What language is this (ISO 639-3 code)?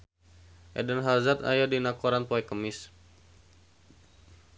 sun